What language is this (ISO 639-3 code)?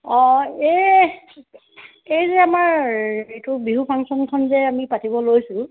asm